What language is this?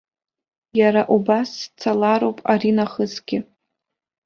Abkhazian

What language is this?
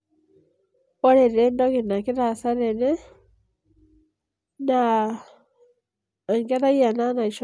Masai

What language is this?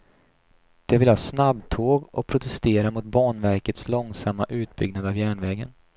Swedish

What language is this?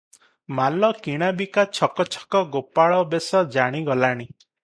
Odia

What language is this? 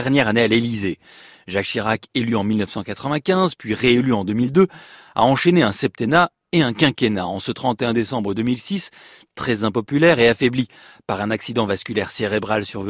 French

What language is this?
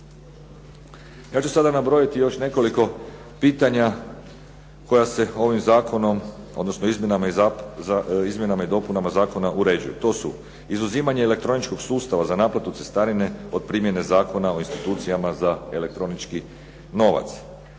Croatian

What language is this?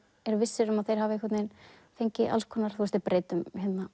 Icelandic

